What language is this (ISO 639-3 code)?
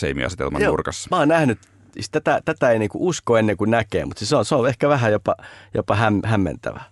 fin